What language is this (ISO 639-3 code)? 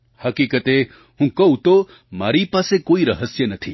guj